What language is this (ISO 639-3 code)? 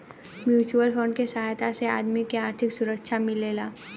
bho